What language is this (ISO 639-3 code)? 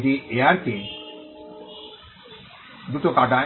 ben